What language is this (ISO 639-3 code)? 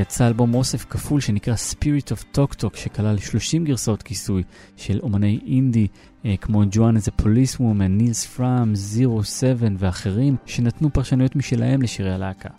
heb